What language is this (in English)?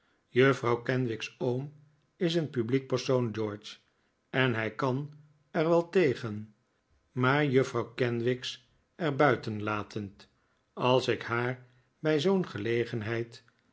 Dutch